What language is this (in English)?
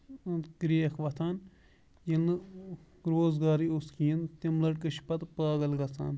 Kashmiri